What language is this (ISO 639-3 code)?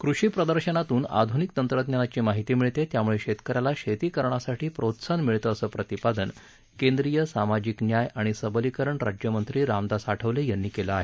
mar